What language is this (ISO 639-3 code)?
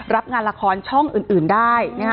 tha